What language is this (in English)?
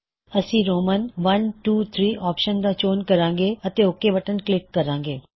Punjabi